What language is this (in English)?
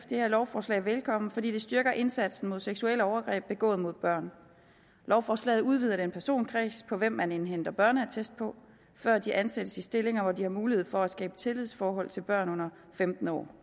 Danish